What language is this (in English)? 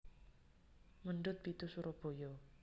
Javanese